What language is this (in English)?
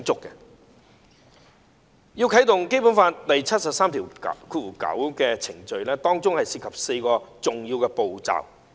Cantonese